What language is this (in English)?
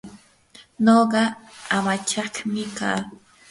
Yanahuanca Pasco Quechua